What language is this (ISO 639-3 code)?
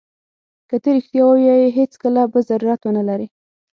pus